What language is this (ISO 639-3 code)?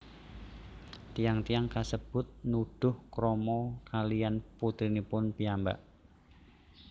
jav